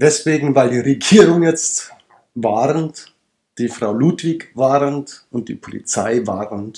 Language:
German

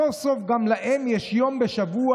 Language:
Hebrew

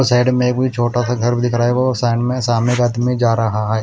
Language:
Hindi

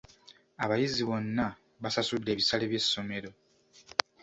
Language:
Ganda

